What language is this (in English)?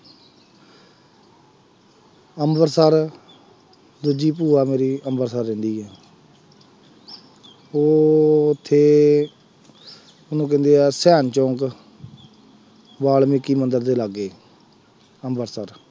Punjabi